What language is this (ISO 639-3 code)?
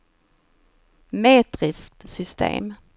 swe